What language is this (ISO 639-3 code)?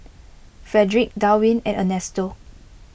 eng